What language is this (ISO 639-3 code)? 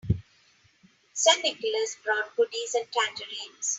eng